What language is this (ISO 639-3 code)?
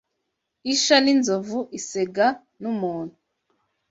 kin